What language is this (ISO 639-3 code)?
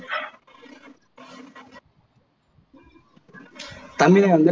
tam